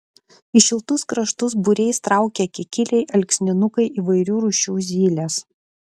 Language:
Lithuanian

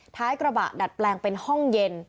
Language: Thai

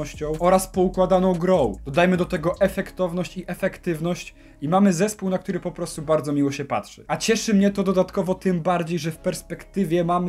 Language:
Polish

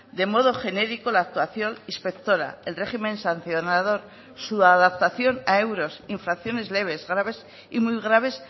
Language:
Spanish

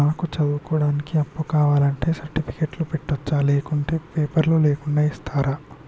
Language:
Telugu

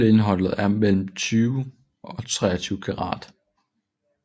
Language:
Danish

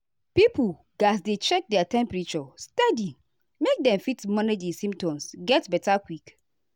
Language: Nigerian Pidgin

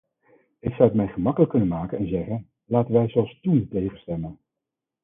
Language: Dutch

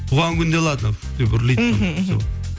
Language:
Kazakh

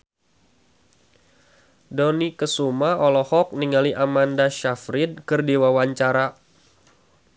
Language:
Sundanese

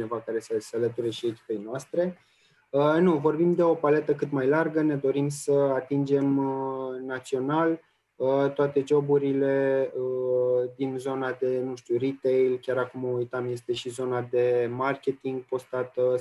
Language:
Romanian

